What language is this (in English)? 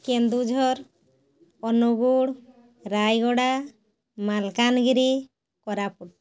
Odia